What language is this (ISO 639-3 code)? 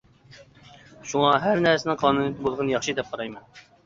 uig